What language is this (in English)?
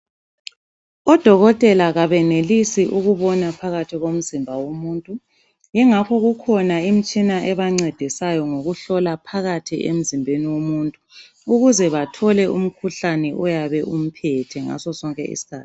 North Ndebele